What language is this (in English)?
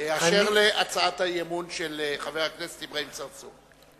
Hebrew